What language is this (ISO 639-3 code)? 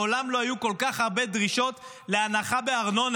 heb